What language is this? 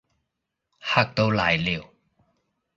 Cantonese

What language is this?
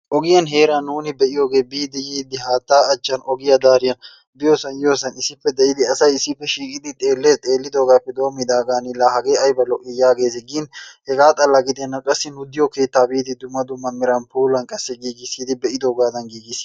Wolaytta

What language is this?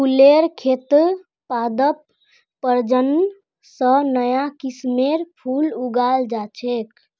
Magahi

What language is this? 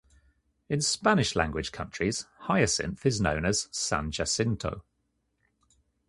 English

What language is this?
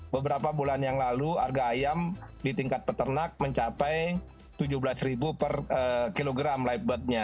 Indonesian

